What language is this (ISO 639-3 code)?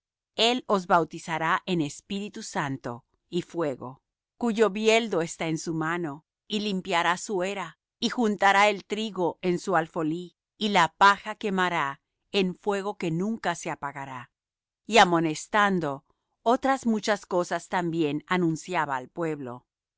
spa